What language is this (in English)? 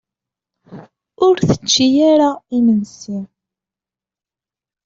Kabyle